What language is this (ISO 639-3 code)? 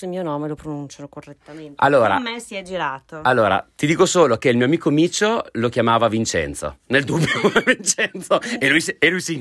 ita